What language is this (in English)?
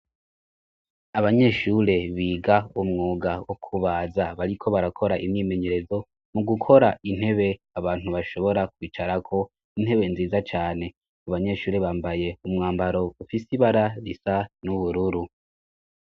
Rundi